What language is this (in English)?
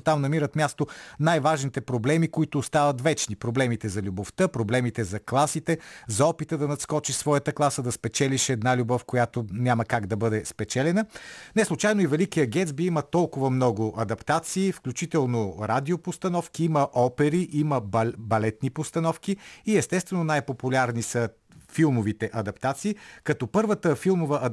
Bulgarian